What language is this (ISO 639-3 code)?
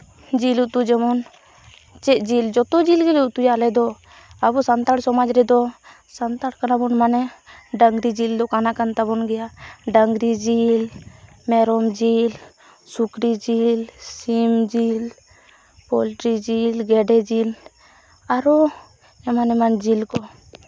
sat